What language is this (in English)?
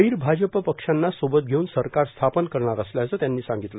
Marathi